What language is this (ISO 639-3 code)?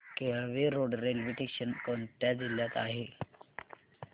mar